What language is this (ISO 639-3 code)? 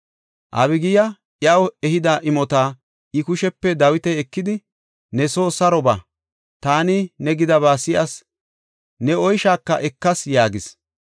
gof